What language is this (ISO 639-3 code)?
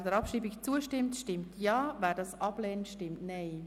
gsw